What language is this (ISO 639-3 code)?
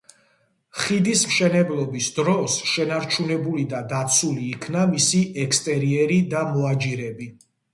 kat